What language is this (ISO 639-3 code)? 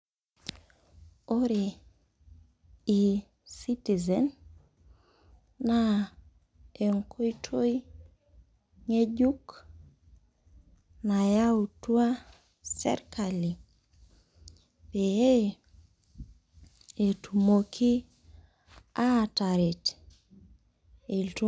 mas